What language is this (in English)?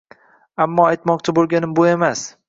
Uzbek